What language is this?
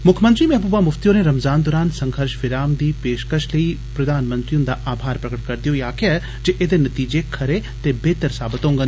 Dogri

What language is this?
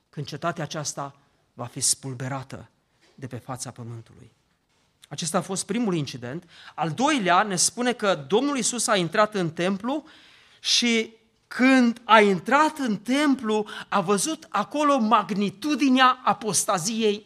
Romanian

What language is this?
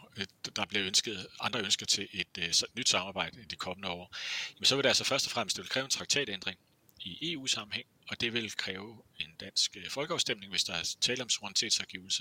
Danish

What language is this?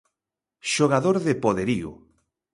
Galician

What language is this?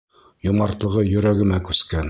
Bashkir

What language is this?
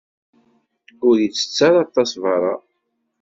Kabyle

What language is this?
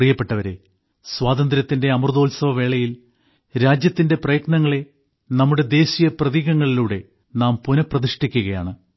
Malayalam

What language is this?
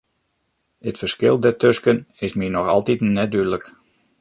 Western Frisian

